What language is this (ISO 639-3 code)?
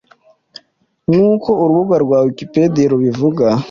kin